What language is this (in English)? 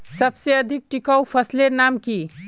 Magahi